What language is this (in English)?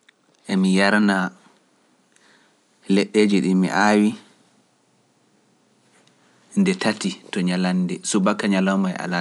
Pular